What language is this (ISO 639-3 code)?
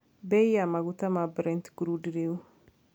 kik